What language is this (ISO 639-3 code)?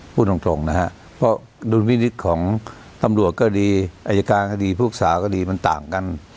tha